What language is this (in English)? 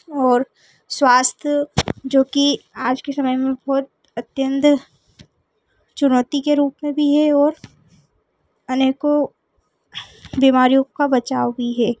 Hindi